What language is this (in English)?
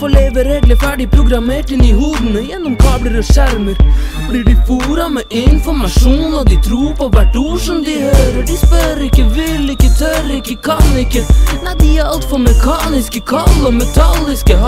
Romanian